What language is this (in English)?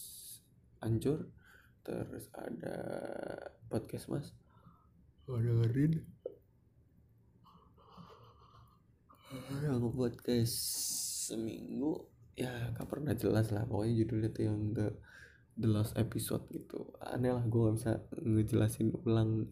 Indonesian